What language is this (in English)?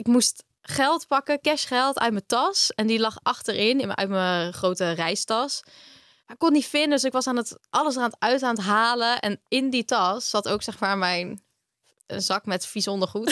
Dutch